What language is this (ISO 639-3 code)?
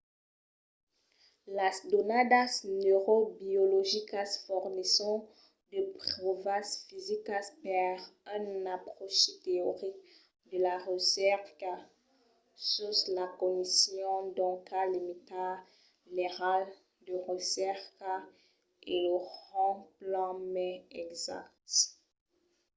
oci